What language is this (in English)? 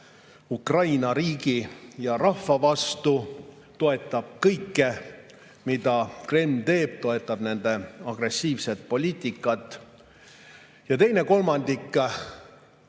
Estonian